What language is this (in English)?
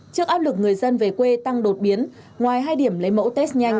Vietnamese